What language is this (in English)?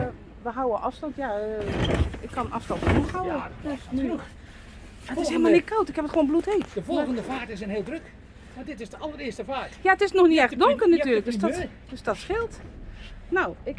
Dutch